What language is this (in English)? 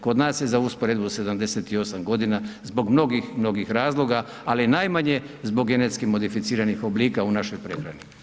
Croatian